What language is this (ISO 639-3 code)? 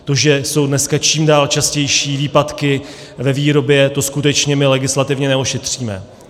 ces